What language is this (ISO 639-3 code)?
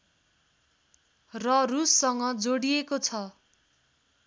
nep